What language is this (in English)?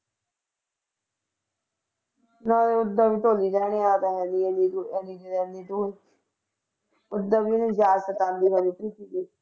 Punjabi